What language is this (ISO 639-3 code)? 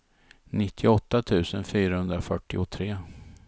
swe